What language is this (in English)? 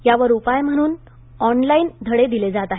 Marathi